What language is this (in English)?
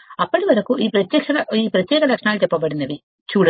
Telugu